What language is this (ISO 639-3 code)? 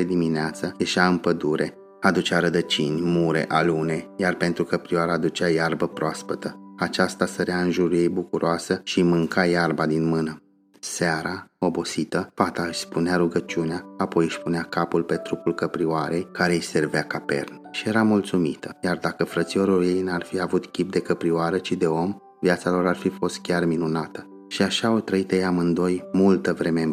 ron